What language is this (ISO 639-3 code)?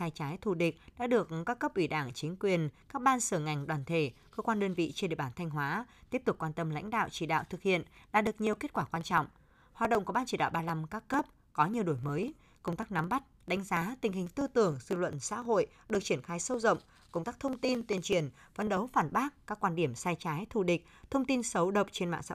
vie